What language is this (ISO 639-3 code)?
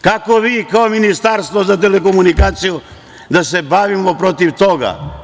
srp